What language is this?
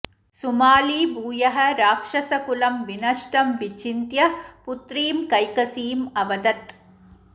Sanskrit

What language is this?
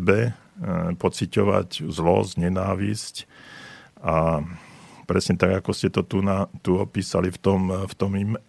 Slovak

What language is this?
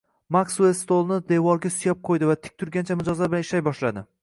Uzbek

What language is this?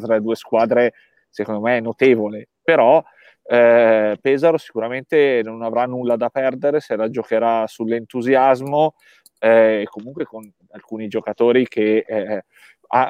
Italian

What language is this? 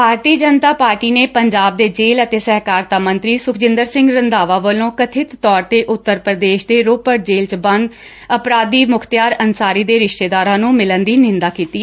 Punjabi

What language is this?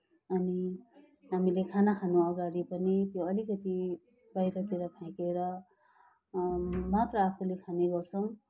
Nepali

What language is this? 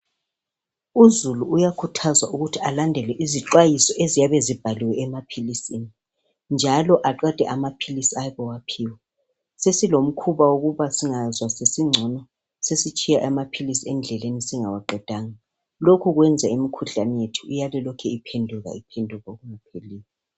North Ndebele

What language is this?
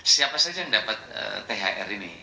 Indonesian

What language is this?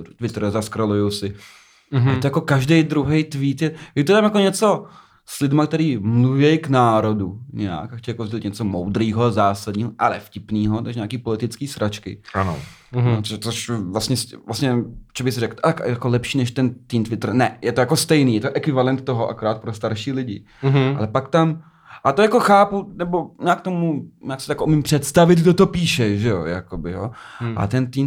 Czech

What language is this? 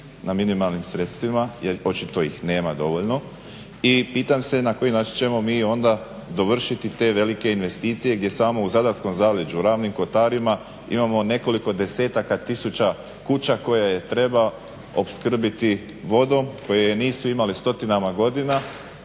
Croatian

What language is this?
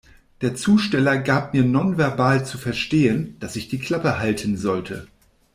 German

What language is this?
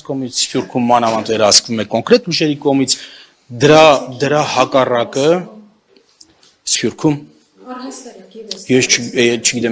Romanian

